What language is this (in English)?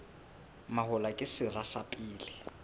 Southern Sotho